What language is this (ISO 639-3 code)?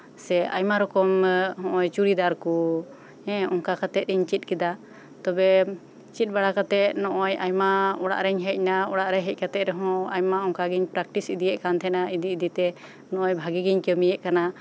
sat